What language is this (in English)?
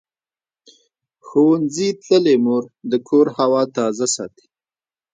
Pashto